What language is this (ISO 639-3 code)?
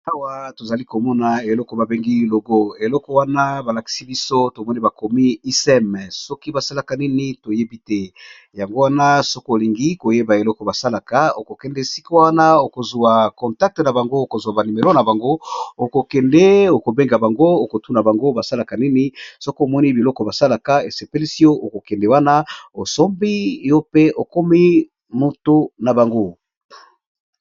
lin